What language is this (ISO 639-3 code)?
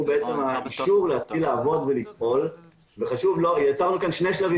heb